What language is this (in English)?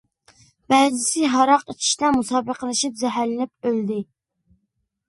Uyghur